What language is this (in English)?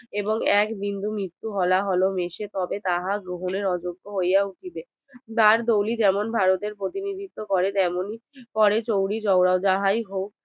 Bangla